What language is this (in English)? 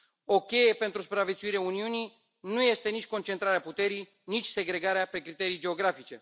Romanian